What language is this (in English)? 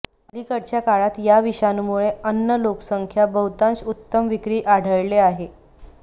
Marathi